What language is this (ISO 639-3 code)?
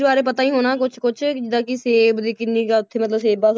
pan